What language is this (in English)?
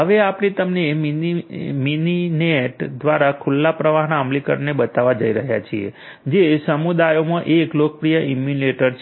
Gujarati